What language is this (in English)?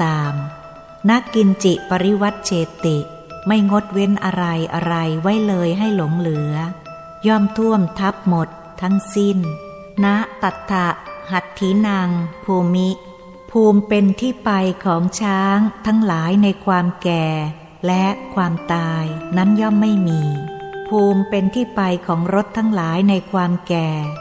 Thai